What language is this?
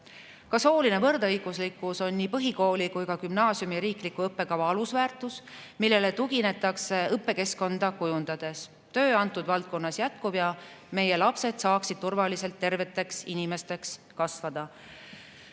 Estonian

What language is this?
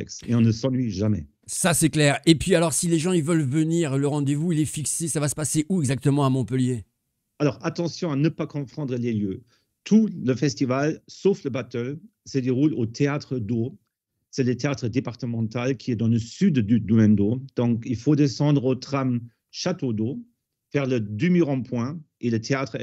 French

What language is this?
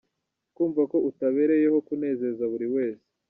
Kinyarwanda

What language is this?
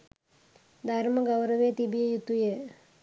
Sinhala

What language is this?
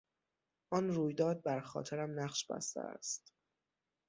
Persian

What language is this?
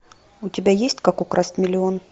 Russian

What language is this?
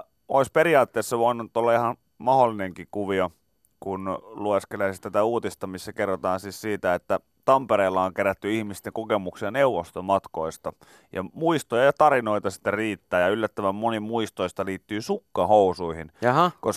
Finnish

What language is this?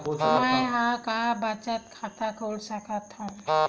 Chhattisgarhi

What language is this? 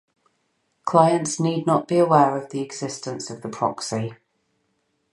English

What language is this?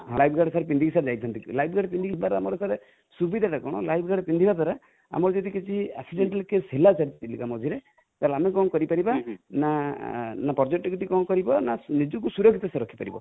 Odia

